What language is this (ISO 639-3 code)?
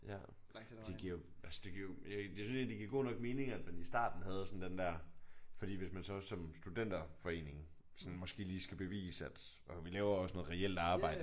dan